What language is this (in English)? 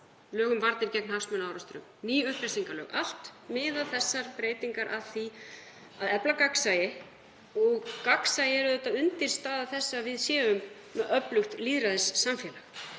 Icelandic